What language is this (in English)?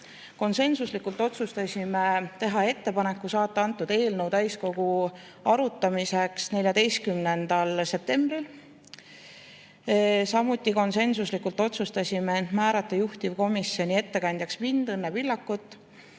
Estonian